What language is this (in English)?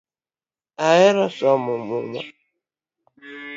Luo (Kenya and Tanzania)